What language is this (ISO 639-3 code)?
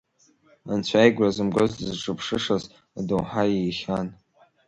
abk